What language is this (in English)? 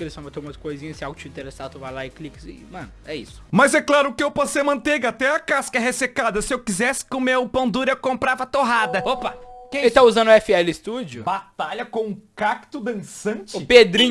Portuguese